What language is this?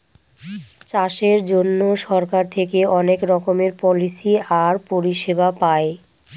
Bangla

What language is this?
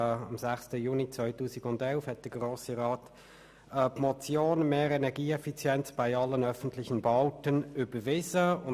Swiss German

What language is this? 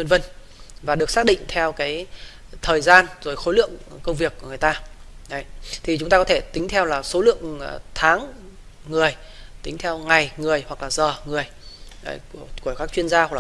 Vietnamese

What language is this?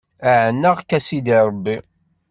Kabyle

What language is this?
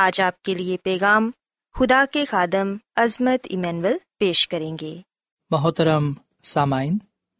Urdu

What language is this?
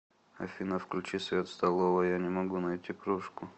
Russian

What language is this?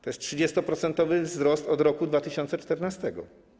Polish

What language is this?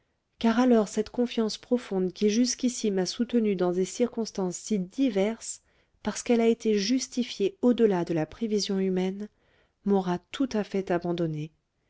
French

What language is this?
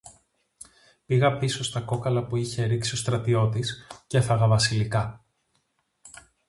Greek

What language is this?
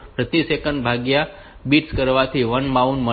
Gujarati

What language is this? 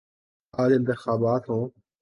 Urdu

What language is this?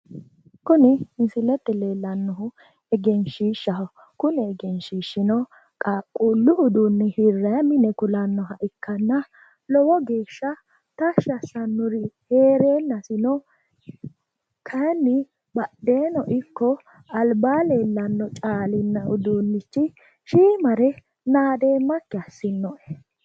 Sidamo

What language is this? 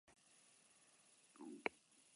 Basque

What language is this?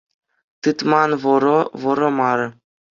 Chuvash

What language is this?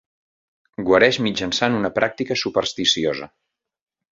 Catalan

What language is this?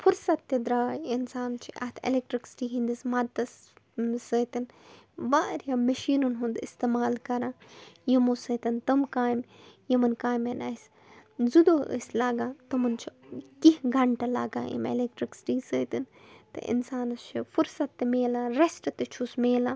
Kashmiri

